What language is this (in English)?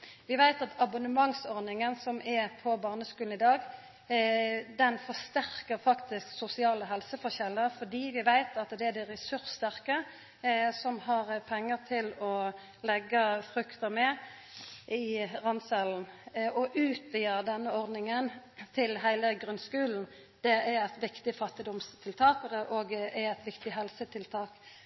Norwegian Nynorsk